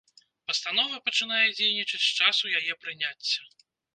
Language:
Belarusian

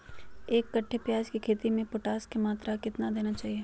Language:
Magahi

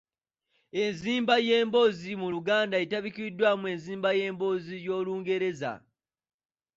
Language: Ganda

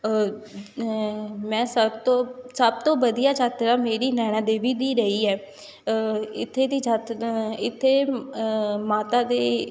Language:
Punjabi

